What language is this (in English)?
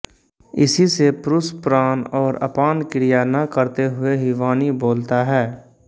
Hindi